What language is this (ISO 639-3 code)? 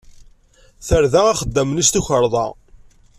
kab